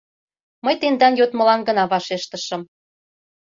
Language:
Mari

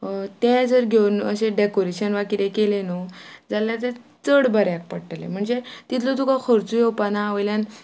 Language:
Konkani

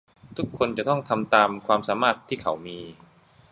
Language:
Thai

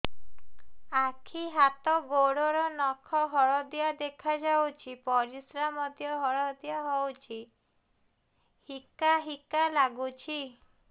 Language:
Odia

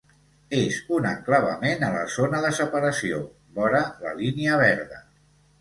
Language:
Catalan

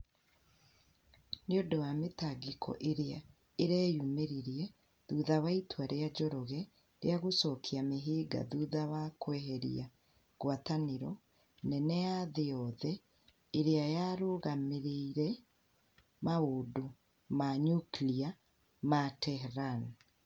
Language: Kikuyu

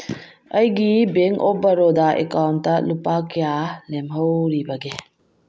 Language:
Manipuri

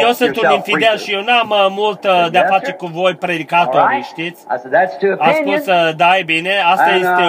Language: Romanian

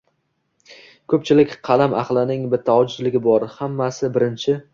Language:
Uzbek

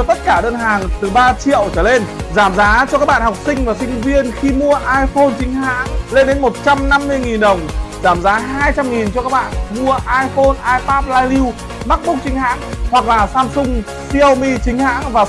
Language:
Vietnamese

